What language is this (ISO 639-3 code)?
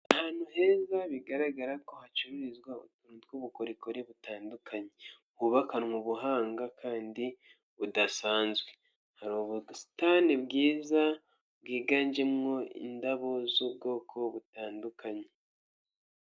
kin